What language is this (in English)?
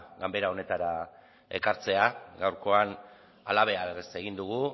Basque